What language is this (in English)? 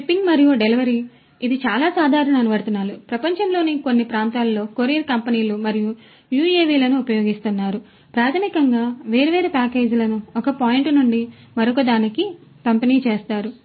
Telugu